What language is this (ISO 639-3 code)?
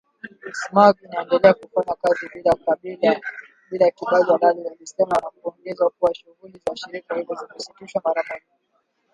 swa